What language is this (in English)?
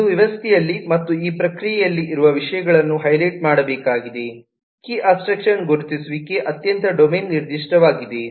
Kannada